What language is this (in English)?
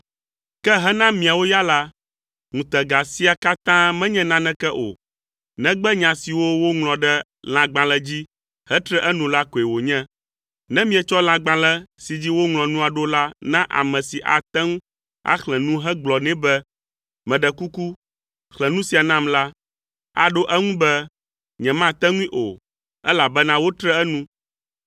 Ewe